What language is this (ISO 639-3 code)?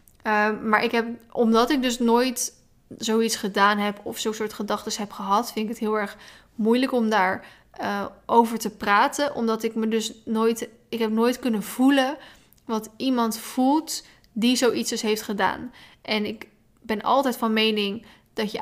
nld